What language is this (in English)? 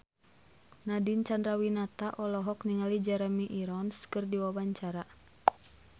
Sundanese